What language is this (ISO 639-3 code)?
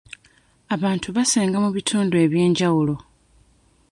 lug